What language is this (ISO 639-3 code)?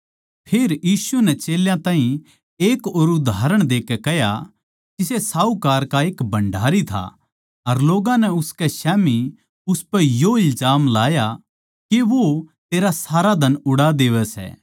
bgc